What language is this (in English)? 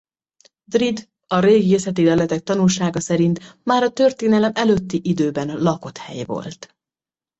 Hungarian